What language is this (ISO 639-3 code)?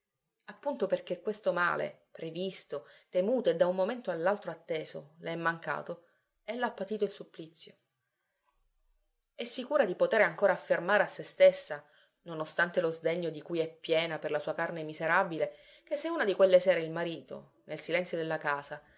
ita